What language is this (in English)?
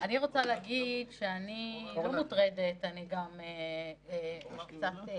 Hebrew